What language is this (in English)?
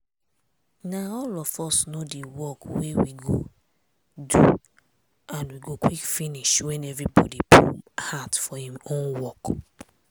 Nigerian Pidgin